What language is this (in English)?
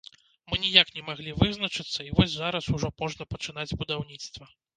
Belarusian